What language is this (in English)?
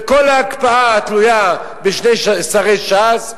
Hebrew